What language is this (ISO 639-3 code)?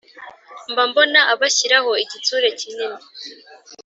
kin